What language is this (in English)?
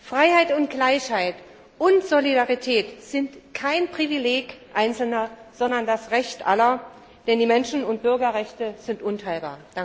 German